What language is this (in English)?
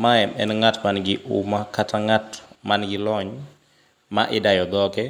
Luo (Kenya and Tanzania)